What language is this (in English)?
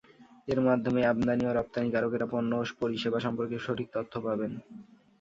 Bangla